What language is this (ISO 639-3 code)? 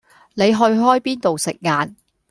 yue